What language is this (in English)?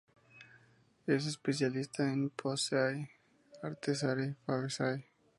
Spanish